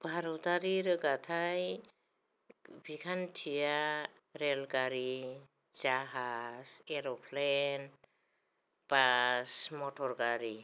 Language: Bodo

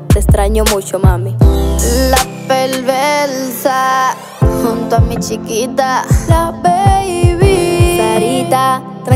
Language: Spanish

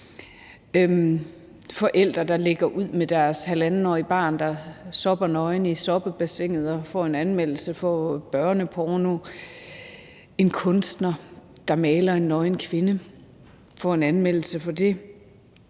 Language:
Danish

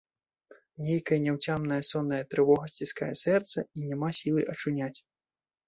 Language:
Belarusian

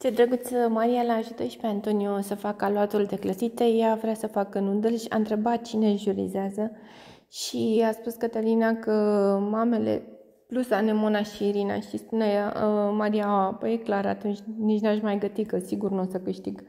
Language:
Romanian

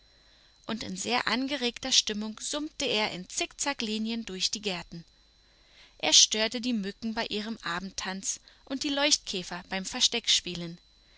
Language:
German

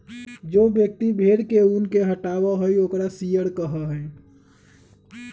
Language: Magahi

